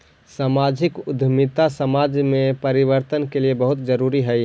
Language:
Magahi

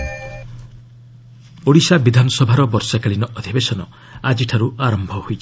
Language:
Odia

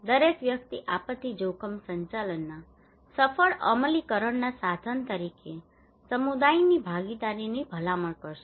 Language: Gujarati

